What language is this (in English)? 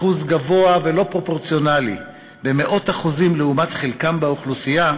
Hebrew